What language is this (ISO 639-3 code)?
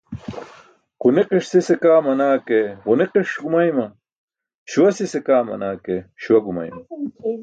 bsk